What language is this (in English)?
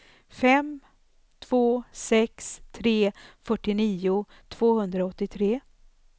Swedish